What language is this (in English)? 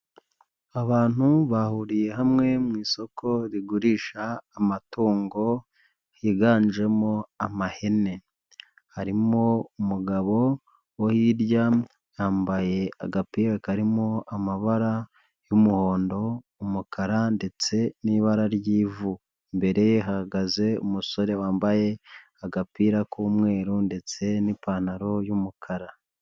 Kinyarwanda